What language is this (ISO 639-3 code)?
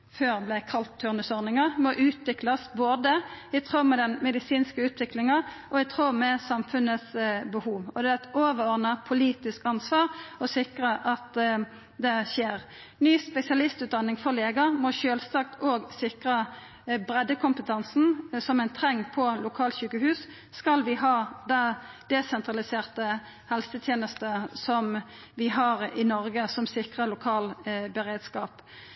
nno